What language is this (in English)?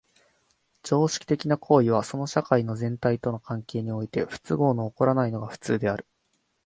Japanese